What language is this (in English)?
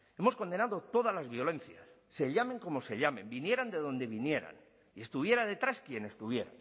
Spanish